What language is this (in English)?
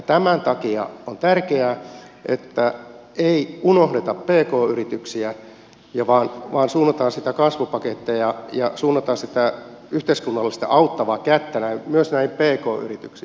Finnish